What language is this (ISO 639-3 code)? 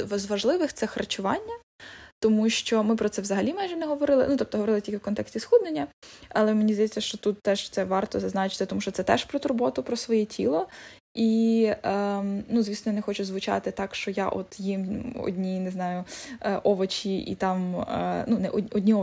ukr